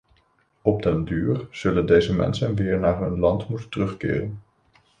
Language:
Dutch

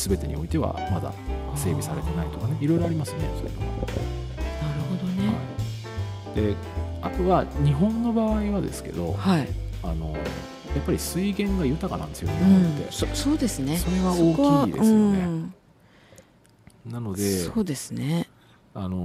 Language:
Japanese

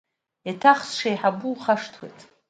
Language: Abkhazian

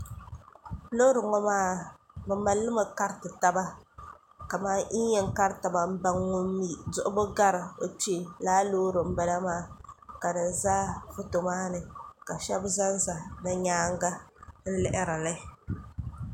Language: Dagbani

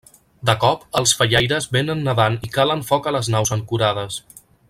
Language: Catalan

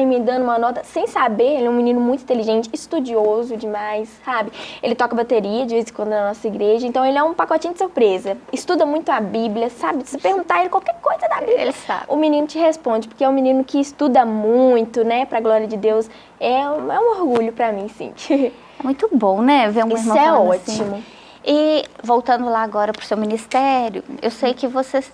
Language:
Portuguese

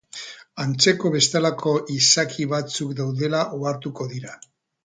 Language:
Basque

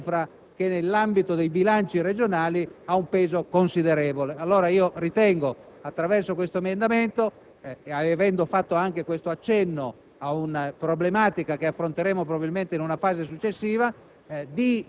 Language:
Italian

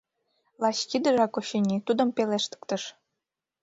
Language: Mari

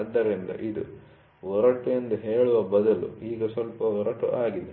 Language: Kannada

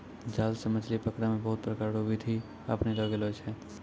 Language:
Maithili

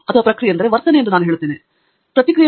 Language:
Kannada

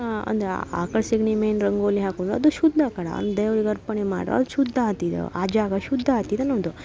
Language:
Kannada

